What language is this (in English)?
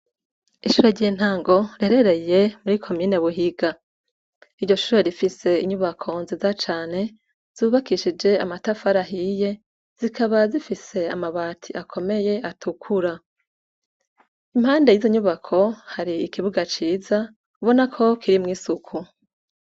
Rundi